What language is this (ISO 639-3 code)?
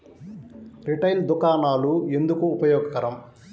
tel